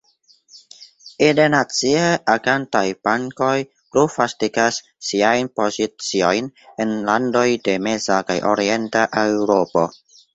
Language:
Esperanto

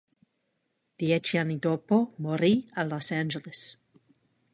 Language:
Italian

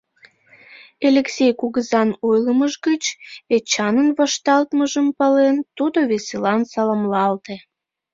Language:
Mari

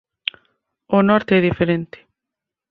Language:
Galician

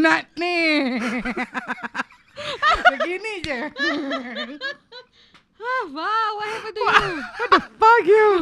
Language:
Malay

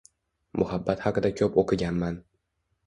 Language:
Uzbek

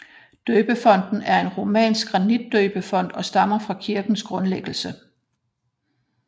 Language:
Danish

